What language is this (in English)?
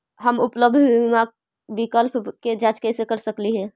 Magahi